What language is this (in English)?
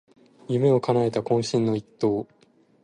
Japanese